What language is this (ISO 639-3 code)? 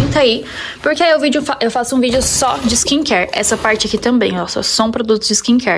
por